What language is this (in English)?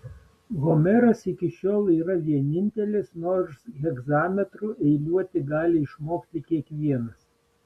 Lithuanian